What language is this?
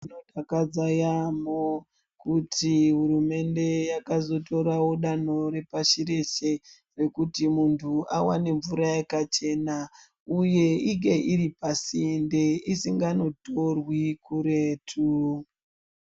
Ndau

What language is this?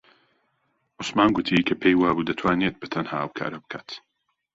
Central Kurdish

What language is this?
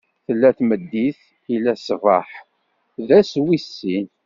Kabyle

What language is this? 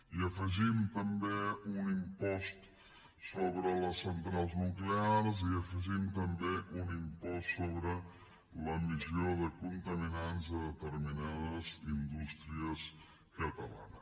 Catalan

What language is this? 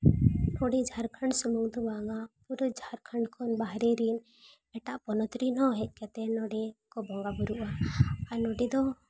Santali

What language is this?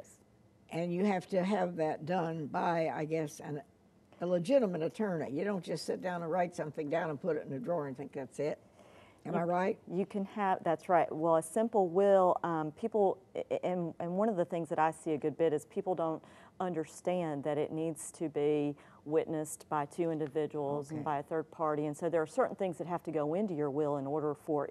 English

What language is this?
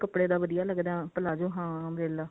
Punjabi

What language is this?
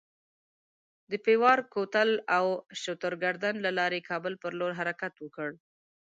Pashto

